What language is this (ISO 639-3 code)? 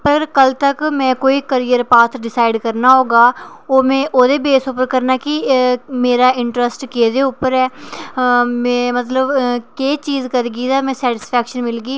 doi